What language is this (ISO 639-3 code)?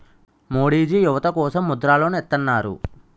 tel